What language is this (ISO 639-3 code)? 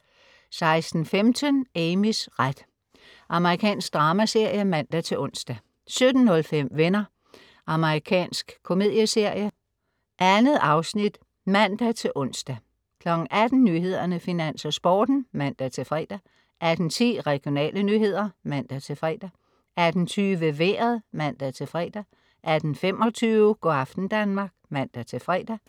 dan